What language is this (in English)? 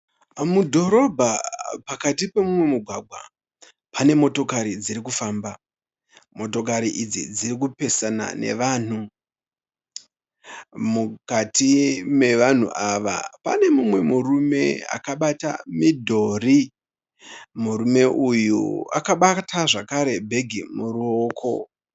Shona